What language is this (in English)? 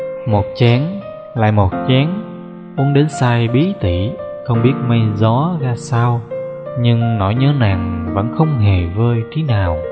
Vietnamese